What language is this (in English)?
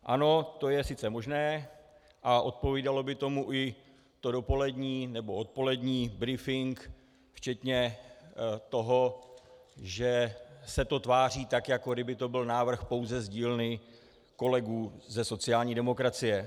Czech